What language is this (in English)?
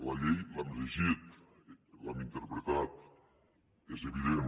Catalan